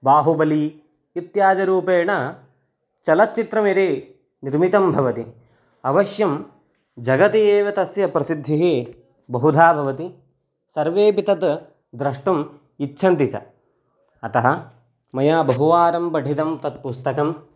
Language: Sanskrit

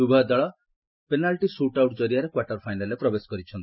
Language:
Odia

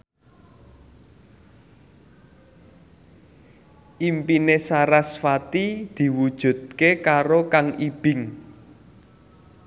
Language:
Javanese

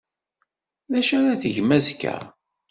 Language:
Kabyle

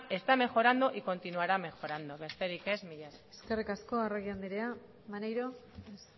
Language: Basque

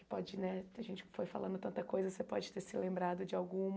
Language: Portuguese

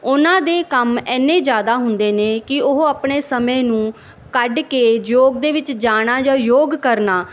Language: Punjabi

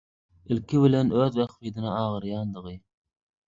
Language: Turkmen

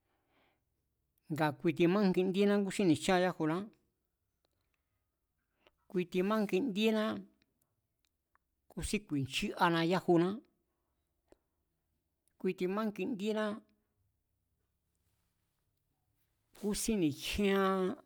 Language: Mazatlán Mazatec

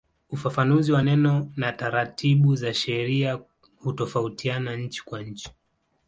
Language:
Swahili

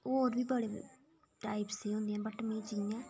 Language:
Dogri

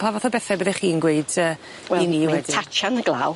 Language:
Welsh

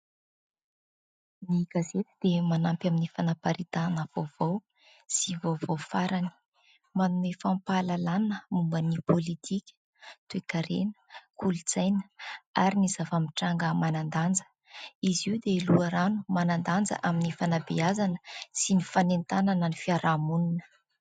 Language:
Malagasy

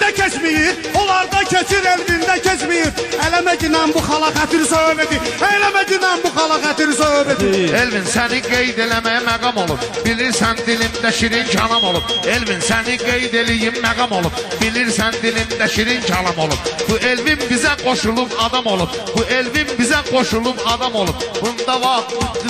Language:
Turkish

